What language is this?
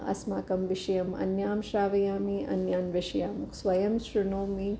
Sanskrit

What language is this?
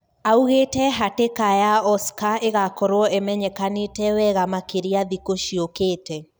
Kikuyu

